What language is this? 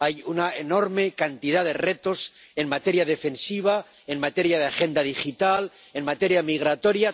Spanish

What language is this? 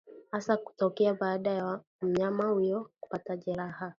Swahili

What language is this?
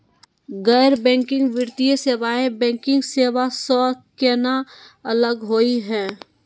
Magahi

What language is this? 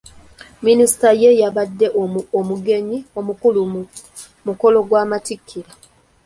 Ganda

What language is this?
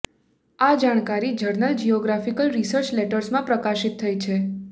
Gujarati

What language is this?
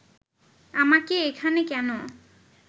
Bangla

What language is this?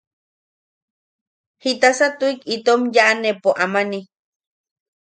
Yaqui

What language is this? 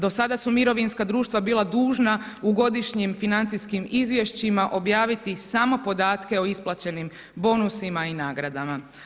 Croatian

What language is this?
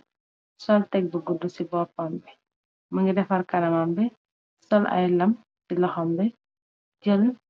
Wolof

